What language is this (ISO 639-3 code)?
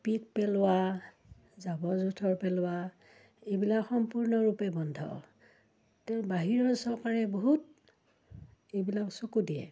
asm